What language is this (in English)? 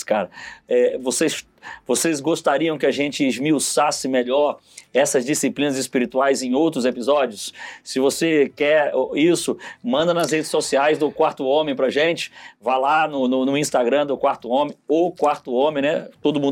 Portuguese